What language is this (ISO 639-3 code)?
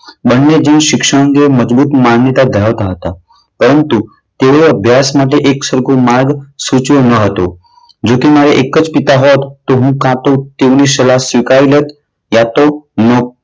guj